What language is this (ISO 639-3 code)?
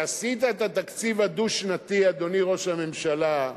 heb